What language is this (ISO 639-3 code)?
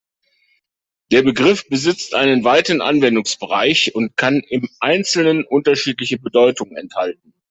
deu